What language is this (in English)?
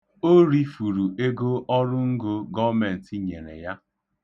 Igbo